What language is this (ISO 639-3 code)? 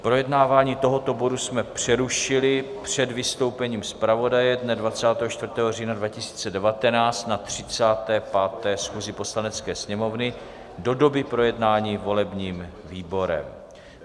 ces